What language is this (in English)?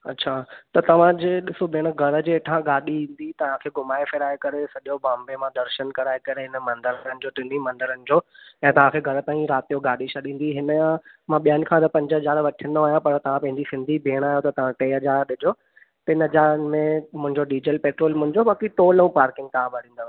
Sindhi